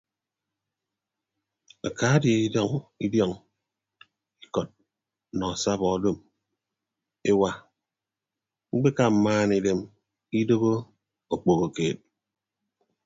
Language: Ibibio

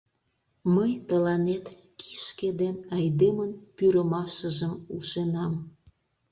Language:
Mari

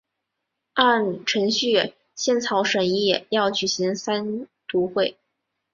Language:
Chinese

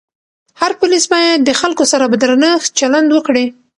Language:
Pashto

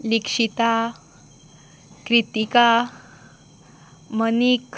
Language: Konkani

